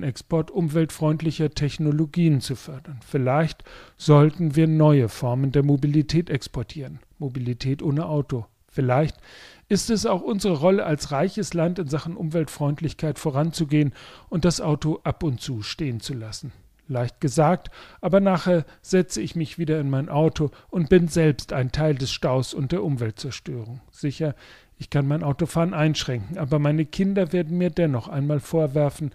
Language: German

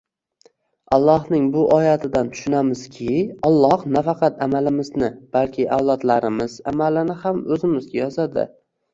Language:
Uzbek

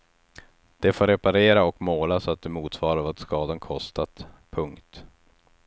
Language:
Swedish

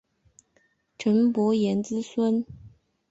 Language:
Chinese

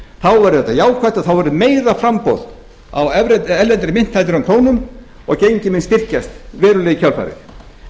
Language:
Icelandic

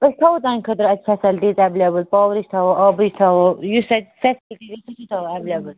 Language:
Kashmiri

